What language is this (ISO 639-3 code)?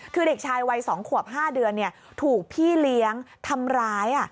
tha